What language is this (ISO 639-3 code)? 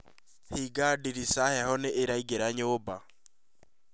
kik